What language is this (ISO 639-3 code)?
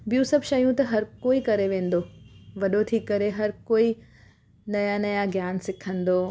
snd